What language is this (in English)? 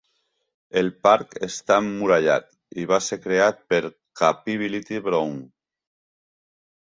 Catalan